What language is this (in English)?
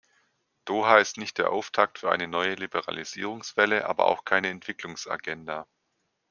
German